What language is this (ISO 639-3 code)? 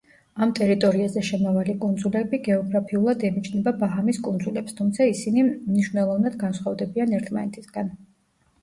kat